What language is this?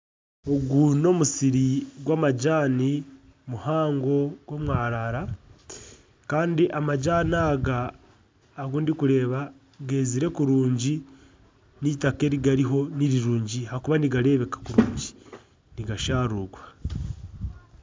Nyankole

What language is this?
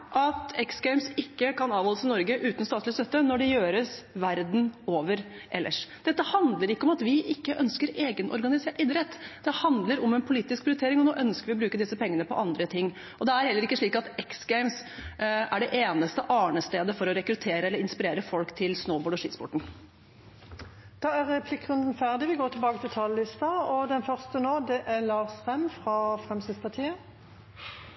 Norwegian Bokmål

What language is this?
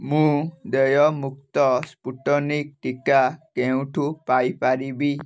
Odia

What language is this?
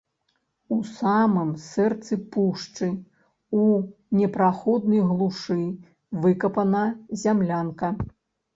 Belarusian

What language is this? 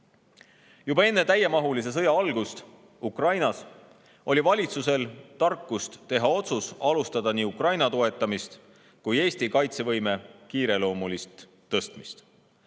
Estonian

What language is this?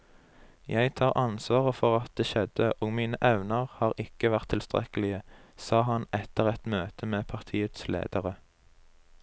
Norwegian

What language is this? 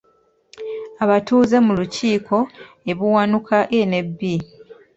Ganda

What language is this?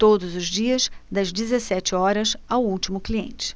Portuguese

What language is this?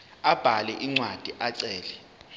Zulu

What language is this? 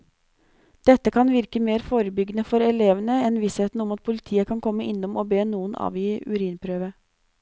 Norwegian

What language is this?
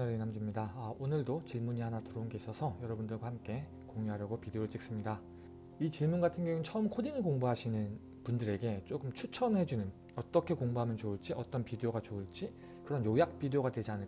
Korean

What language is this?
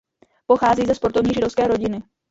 Czech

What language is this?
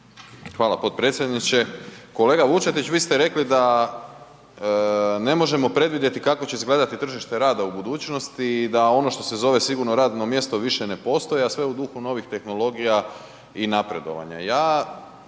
Croatian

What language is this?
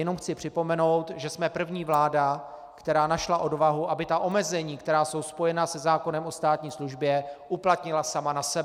Czech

